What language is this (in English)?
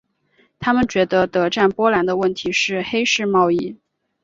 Chinese